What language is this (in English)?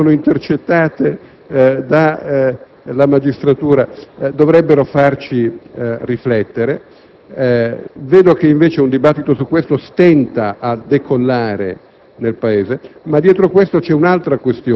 Italian